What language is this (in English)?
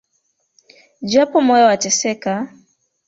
Swahili